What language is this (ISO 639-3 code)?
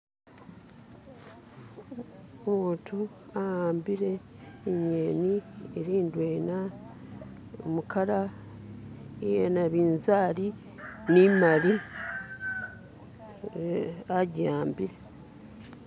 myx